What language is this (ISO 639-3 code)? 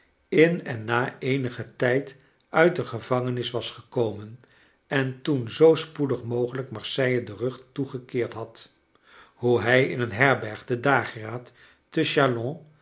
nld